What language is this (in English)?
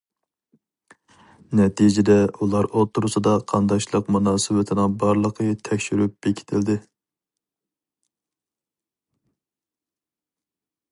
Uyghur